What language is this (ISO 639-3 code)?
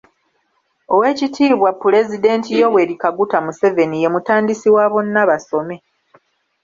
lug